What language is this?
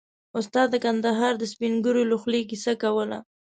Pashto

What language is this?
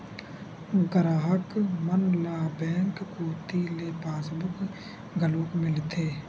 Chhattisgarhi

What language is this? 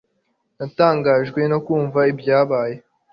Kinyarwanda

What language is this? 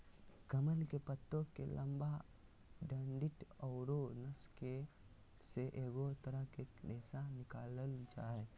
Magahi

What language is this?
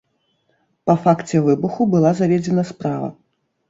Belarusian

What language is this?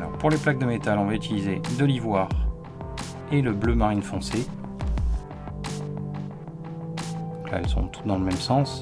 French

